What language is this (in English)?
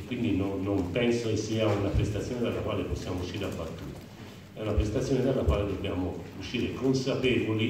Italian